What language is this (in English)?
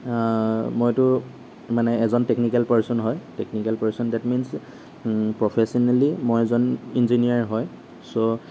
Assamese